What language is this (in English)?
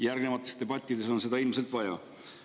Estonian